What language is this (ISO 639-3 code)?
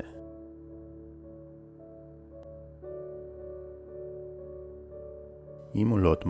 heb